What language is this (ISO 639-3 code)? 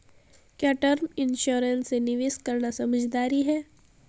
hin